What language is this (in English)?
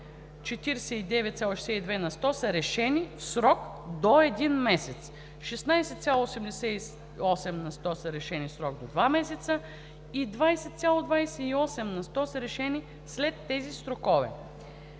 Bulgarian